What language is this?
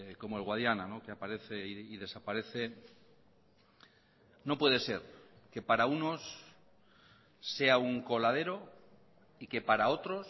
Spanish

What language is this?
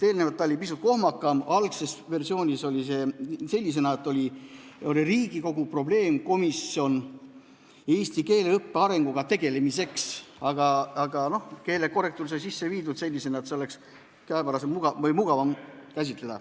Estonian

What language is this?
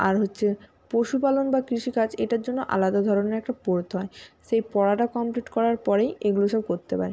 Bangla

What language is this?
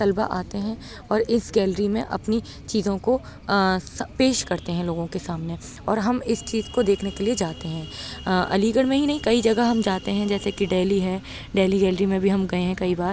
Urdu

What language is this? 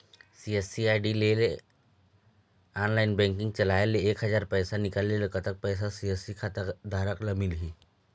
Chhattisgarhi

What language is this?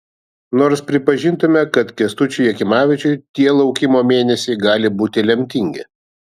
Lithuanian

